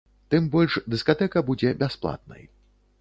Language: Belarusian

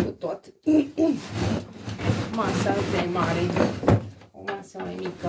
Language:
Romanian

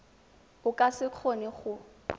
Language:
Tswana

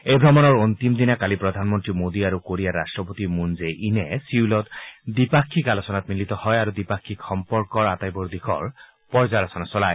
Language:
Assamese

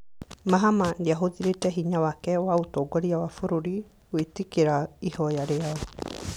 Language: Kikuyu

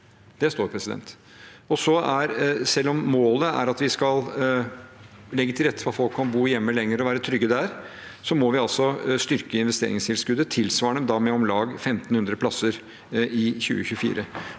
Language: Norwegian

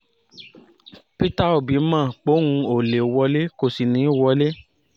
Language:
Yoruba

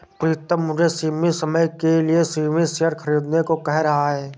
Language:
Hindi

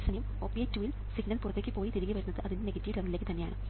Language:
Malayalam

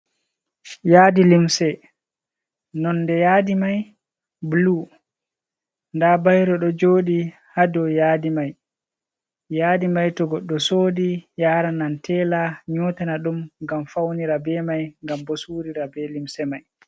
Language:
Fula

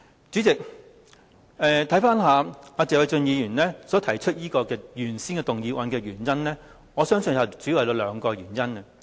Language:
Cantonese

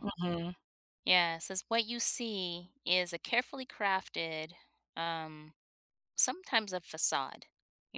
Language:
English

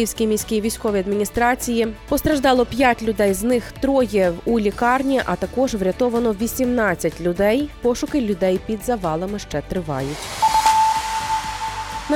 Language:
Ukrainian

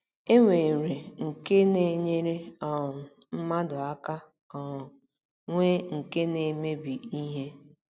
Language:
Igbo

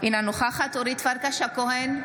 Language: Hebrew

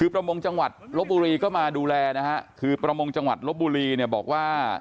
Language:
Thai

